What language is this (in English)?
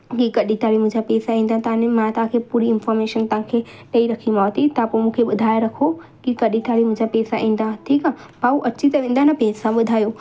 Sindhi